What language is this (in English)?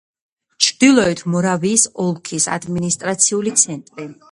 Georgian